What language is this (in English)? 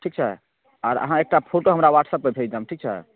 Maithili